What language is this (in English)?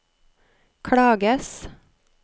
Norwegian